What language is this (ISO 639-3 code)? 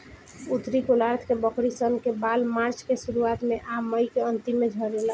bho